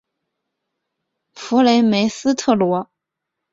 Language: Chinese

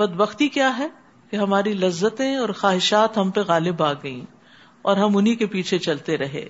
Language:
Urdu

